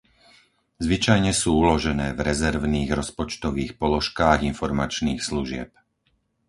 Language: Slovak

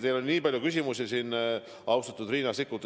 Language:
Estonian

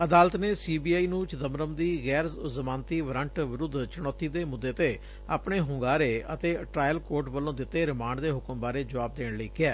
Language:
Punjabi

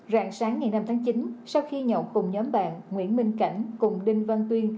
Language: Vietnamese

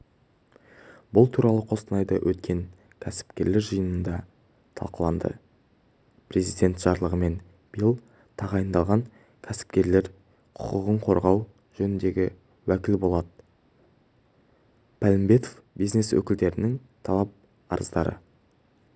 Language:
Kazakh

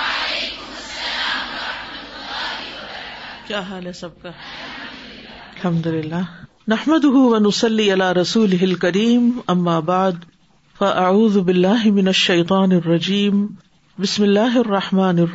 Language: Urdu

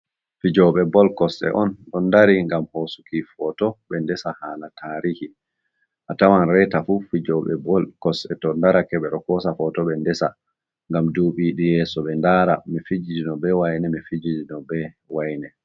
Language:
Fula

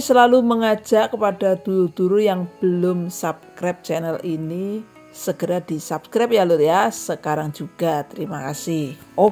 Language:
Indonesian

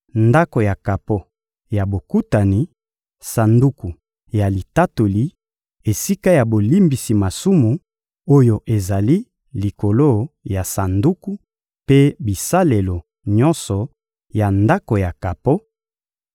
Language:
Lingala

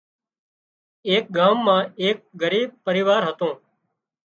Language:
Wadiyara Koli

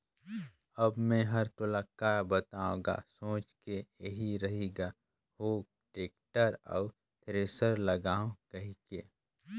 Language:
Chhattisgarhi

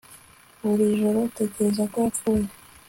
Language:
Kinyarwanda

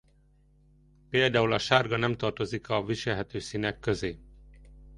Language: Hungarian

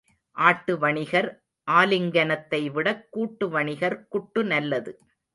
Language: Tamil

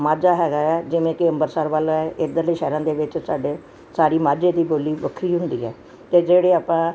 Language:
Punjabi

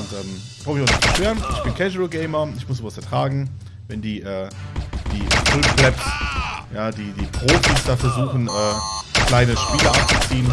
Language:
German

